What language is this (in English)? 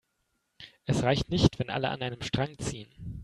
German